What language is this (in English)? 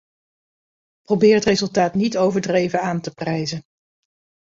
Dutch